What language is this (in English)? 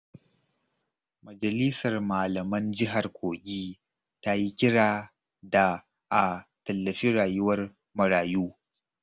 Hausa